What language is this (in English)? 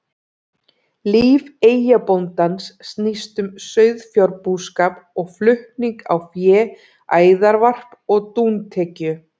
Icelandic